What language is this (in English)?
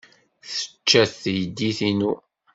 Kabyle